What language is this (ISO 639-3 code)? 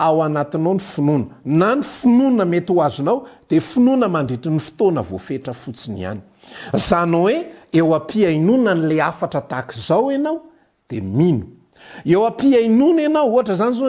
nld